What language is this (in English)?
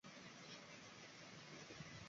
Chinese